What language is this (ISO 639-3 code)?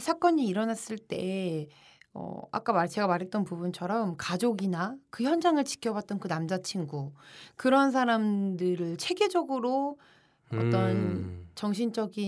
kor